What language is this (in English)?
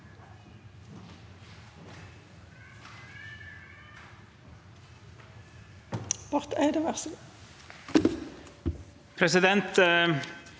Norwegian